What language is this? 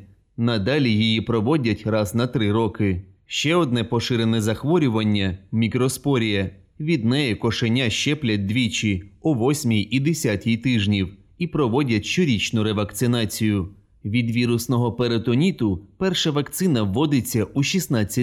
Ukrainian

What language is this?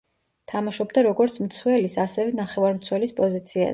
Georgian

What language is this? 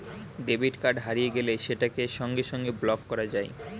Bangla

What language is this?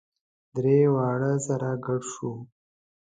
Pashto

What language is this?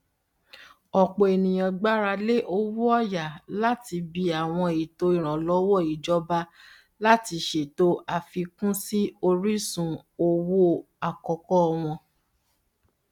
Yoruba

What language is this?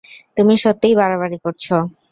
Bangla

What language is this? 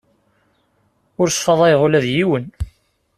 Kabyle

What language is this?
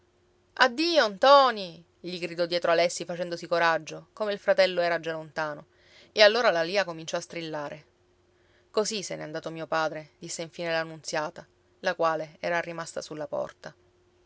Italian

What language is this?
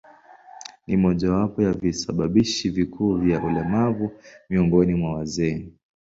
Swahili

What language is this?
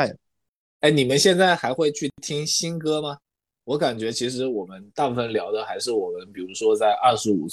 Chinese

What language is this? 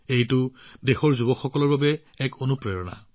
Assamese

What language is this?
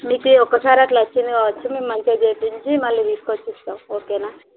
Telugu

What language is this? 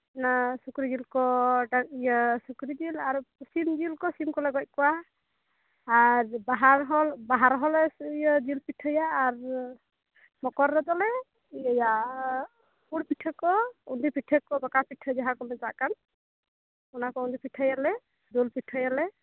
Santali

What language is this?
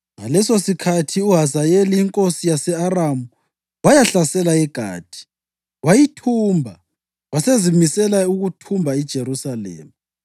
North Ndebele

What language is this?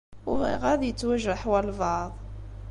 Kabyle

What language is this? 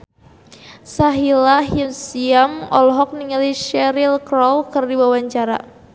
Sundanese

